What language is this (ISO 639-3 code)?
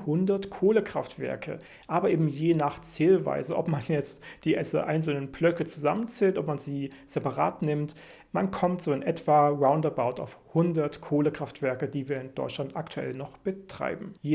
deu